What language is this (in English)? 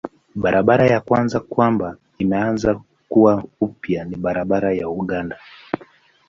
Swahili